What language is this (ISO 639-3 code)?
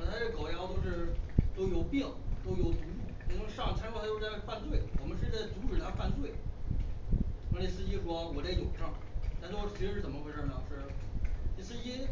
zho